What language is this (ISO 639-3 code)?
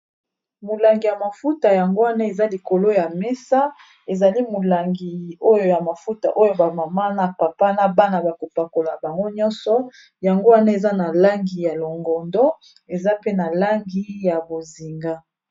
lin